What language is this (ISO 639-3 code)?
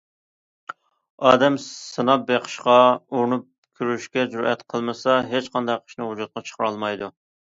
uig